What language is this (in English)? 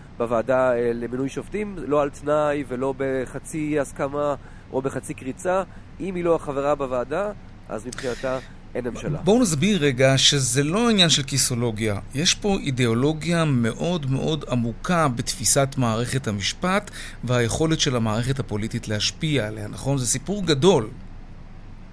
Hebrew